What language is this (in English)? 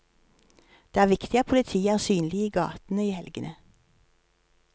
Norwegian